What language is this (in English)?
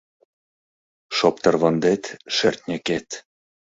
Mari